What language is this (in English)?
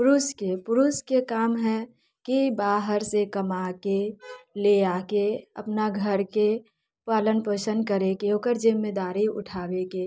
Maithili